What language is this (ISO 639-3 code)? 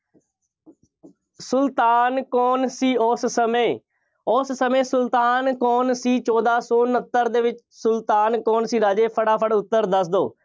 pan